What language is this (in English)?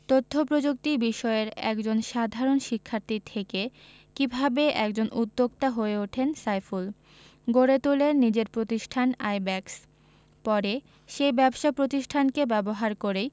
Bangla